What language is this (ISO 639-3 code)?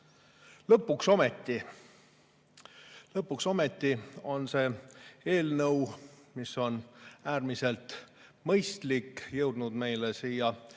est